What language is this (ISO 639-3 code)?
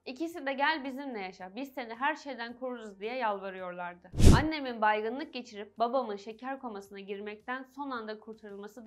tur